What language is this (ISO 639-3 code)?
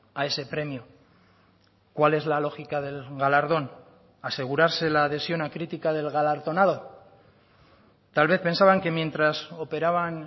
spa